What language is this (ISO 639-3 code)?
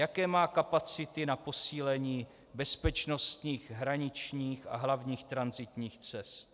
ces